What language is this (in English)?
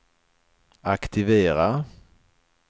Swedish